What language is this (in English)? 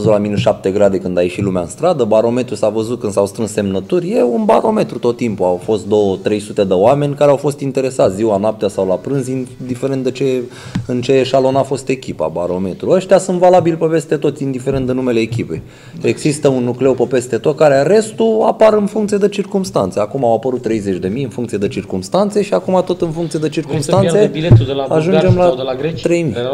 Romanian